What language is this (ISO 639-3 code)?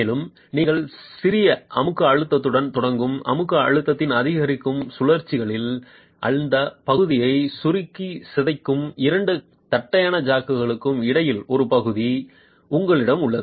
tam